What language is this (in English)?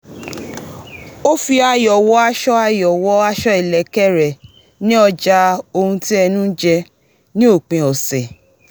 Yoruba